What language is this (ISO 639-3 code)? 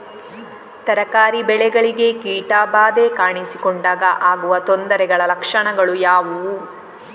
kan